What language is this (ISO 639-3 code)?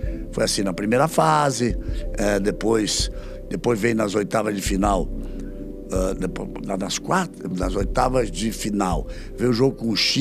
por